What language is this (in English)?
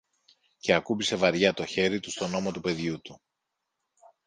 Greek